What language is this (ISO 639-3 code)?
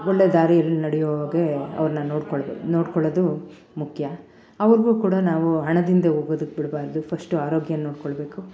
kan